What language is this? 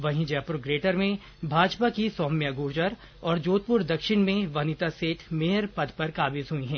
Hindi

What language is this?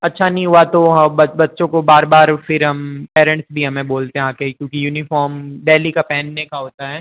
Hindi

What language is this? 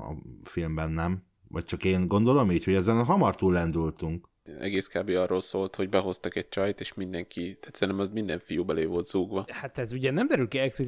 Hungarian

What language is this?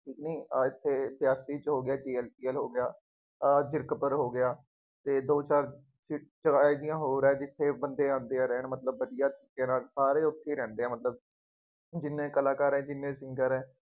Punjabi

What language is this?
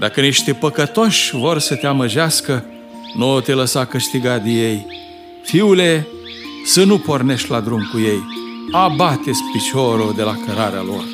Romanian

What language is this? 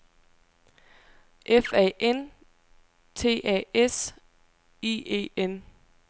Danish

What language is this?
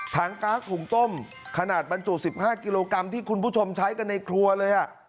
Thai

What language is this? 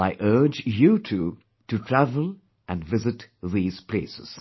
English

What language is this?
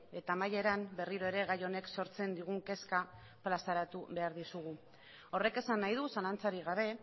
Basque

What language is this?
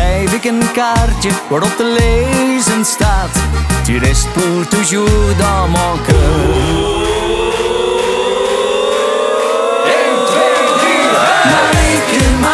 Dutch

